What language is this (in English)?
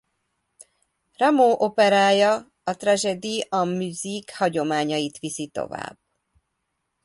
Hungarian